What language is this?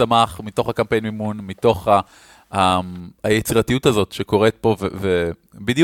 Hebrew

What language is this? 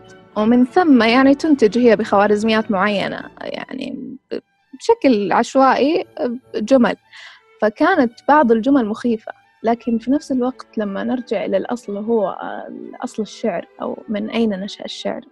Arabic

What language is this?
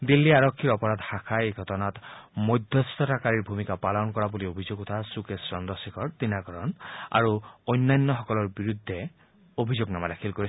Assamese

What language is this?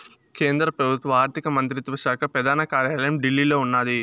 Telugu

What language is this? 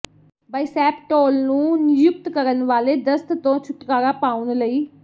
Punjabi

